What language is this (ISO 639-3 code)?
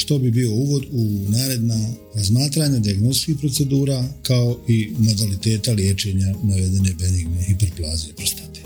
hrv